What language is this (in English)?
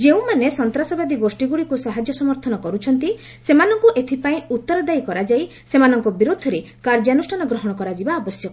Odia